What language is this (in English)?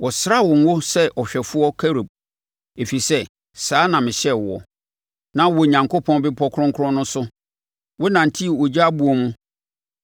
Akan